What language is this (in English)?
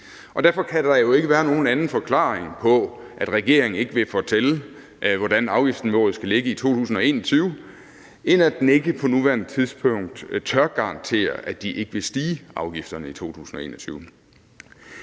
Danish